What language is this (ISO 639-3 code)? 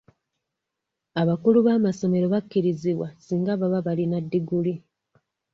lug